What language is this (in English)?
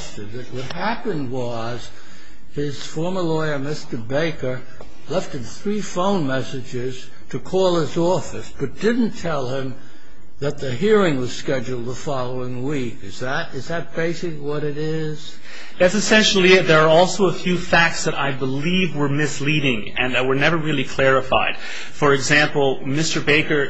English